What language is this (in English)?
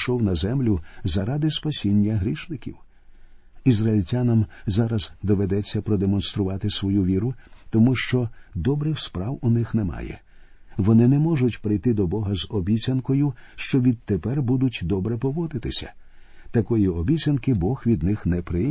Ukrainian